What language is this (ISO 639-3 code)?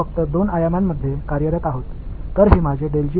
tam